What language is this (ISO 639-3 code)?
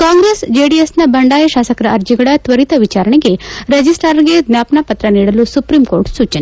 kan